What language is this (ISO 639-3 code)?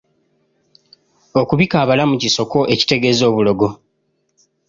lug